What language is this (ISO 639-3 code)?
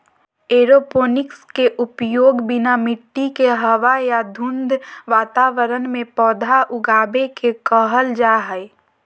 mag